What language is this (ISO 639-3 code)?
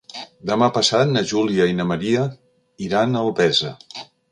cat